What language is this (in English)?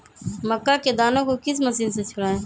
Magahi